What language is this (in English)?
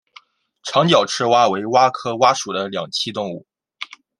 Chinese